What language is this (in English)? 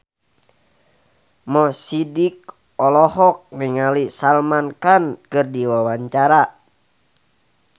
Sundanese